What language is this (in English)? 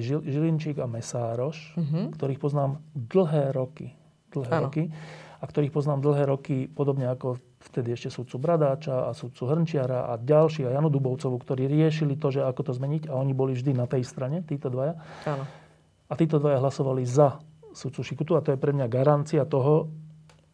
Slovak